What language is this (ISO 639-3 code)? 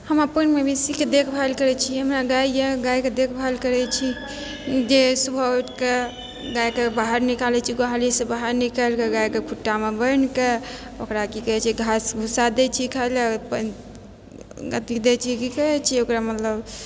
mai